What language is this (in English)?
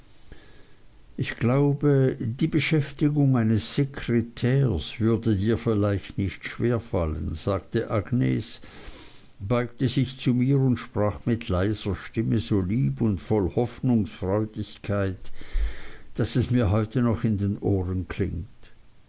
German